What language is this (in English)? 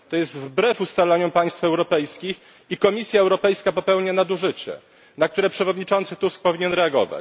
Polish